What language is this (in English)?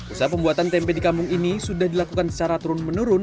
Indonesian